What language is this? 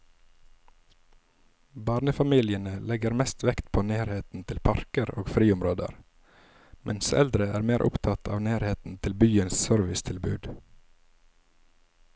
Norwegian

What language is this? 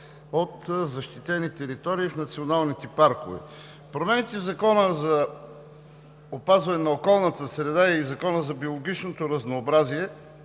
Bulgarian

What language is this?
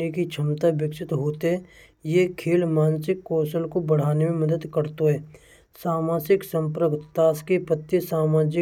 Braj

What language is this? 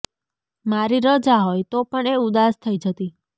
Gujarati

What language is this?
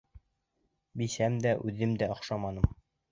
Bashkir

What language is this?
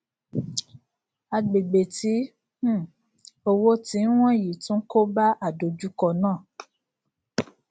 Yoruba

